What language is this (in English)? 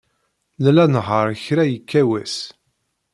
Kabyle